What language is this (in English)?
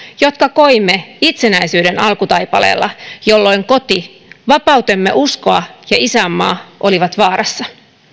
Finnish